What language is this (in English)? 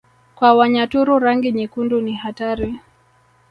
Swahili